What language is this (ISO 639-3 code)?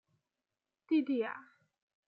zho